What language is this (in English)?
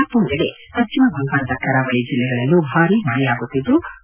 Kannada